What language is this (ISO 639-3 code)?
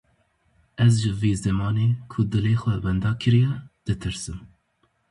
kur